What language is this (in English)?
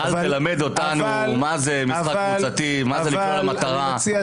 Hebrew